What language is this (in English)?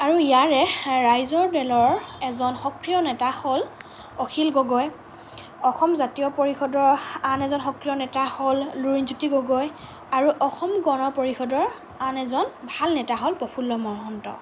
Assamese